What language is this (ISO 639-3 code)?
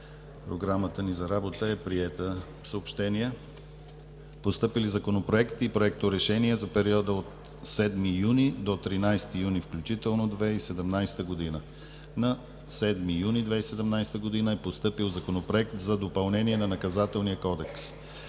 bul